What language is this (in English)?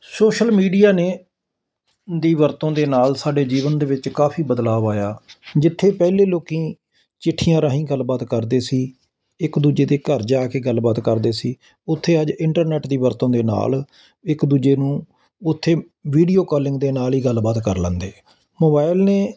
Punjabi